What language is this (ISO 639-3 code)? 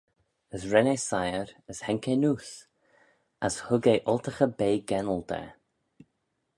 glv